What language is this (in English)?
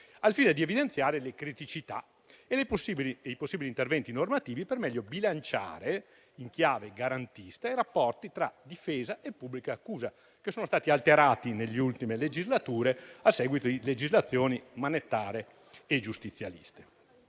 Italian